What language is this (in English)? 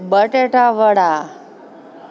Gujarati